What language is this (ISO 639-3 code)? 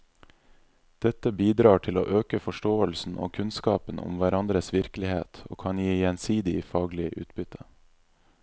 nor